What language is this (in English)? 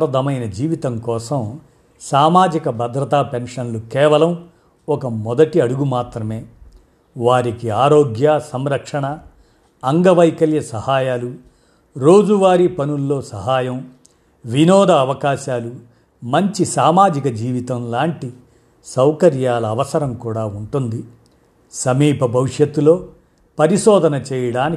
Telugu